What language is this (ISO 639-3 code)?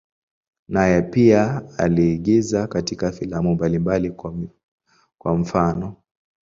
swa